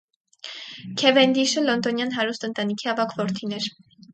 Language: Armenian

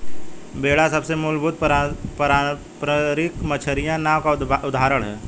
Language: Hindi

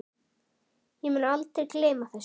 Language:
Icelandic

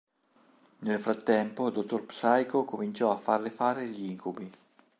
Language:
Italian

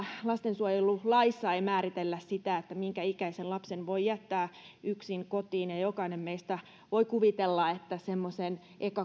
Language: Finnish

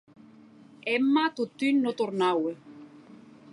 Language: Occitan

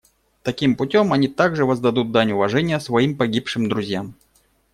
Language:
Russian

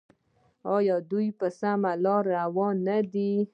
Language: Pashto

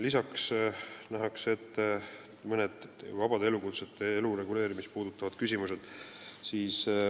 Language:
Estonian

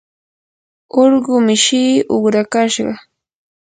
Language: Yanahuanca Pasco Quechua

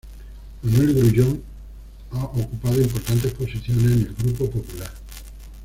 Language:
Spanish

